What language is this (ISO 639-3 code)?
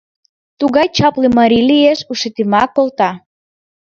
chm